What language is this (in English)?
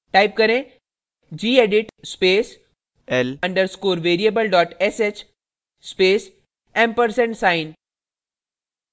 Hindi